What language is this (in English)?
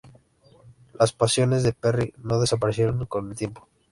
Spanish